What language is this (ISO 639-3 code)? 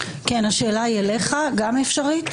heb